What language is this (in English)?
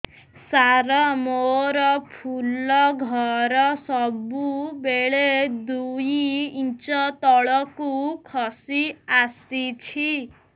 Odia